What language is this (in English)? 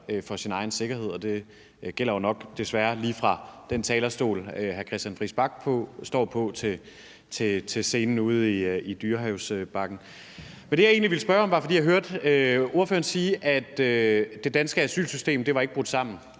Danish